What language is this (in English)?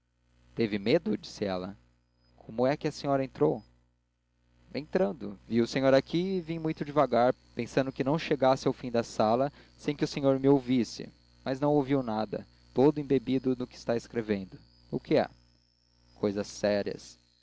Portuguese